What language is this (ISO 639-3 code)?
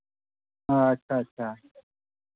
sat